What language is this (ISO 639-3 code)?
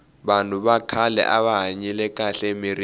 tso